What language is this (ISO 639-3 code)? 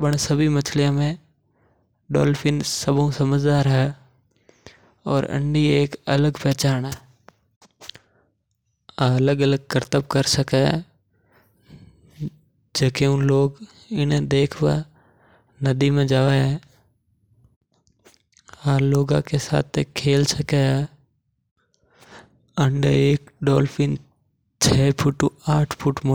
mtr